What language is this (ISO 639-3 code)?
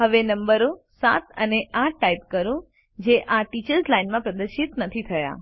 guj